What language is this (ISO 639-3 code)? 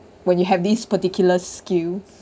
eng